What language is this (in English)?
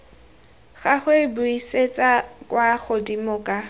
Tswana